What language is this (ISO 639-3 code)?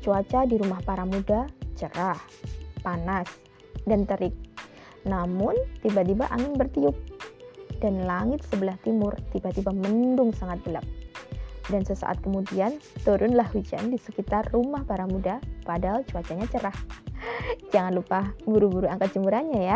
ind